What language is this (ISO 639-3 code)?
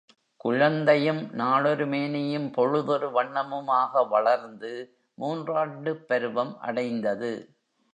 tam